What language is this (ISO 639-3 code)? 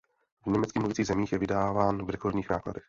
ces